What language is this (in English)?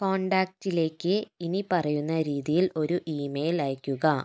Malayalam